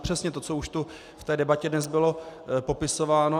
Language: Czech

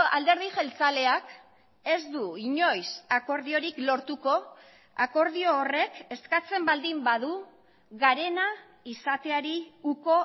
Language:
Basque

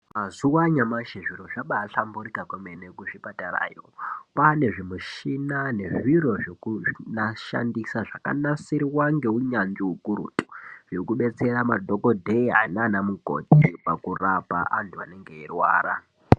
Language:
Ndau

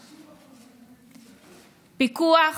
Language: Hebrew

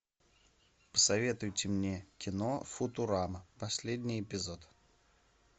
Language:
Russian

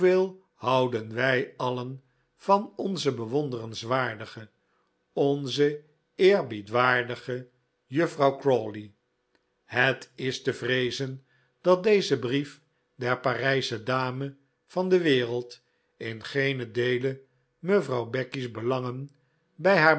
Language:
Dutch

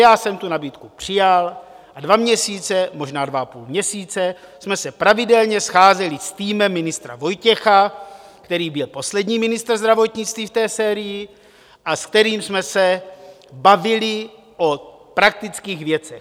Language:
Czech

